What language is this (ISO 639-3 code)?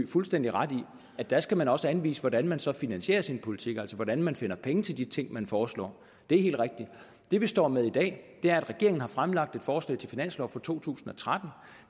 dan